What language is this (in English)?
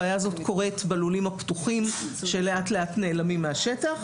Hebrew